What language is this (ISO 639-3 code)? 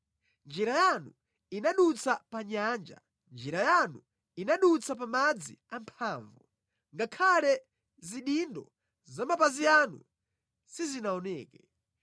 nya